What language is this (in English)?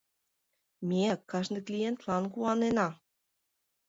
Mari